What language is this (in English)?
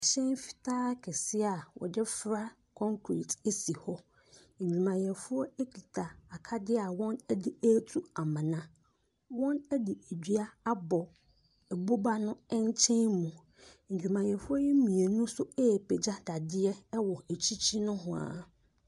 Akan